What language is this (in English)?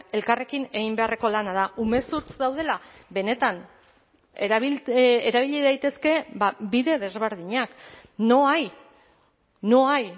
Basque